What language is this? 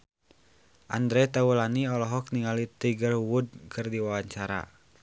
Sundanese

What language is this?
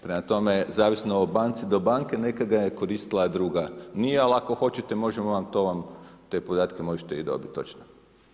Croatian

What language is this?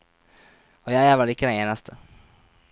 Norwegian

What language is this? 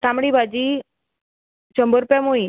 Konkani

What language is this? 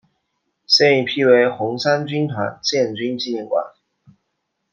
Chinese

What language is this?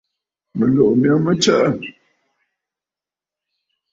Bafut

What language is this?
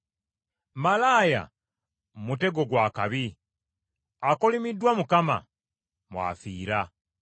Ganda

